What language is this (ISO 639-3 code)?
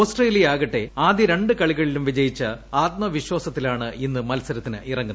mal